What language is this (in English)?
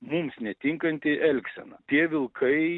Lithuanian